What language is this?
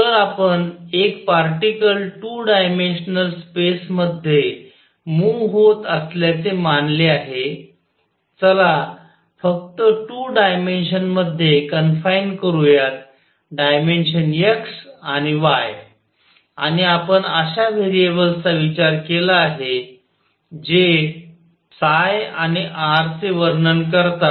Marathi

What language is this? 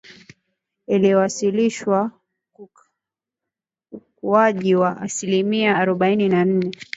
Swahili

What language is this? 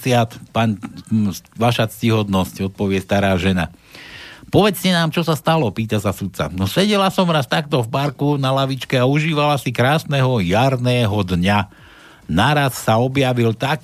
Slovak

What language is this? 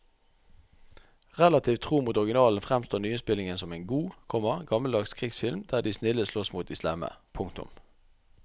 Norwegian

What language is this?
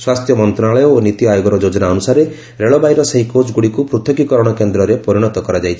Odia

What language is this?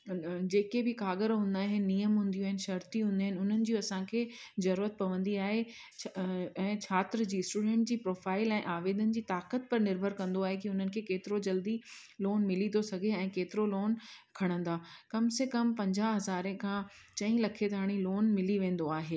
Sindhi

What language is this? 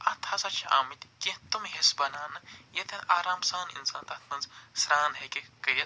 Kashmiri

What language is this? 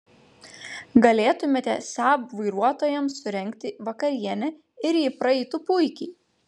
Lithuanian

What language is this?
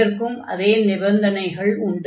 Tamil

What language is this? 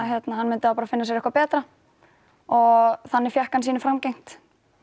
Icelandic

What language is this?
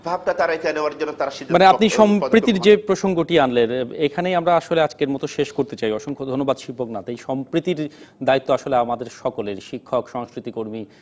Bangla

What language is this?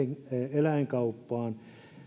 Finnish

